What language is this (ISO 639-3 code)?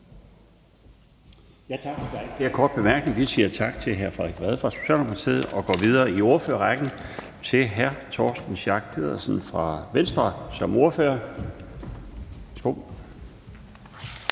dan